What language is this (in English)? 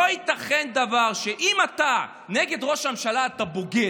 Hebrew